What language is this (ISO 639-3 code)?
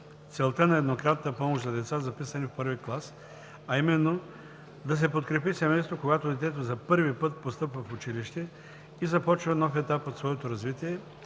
bul